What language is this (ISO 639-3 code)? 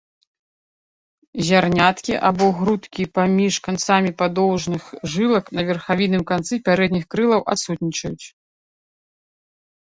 bel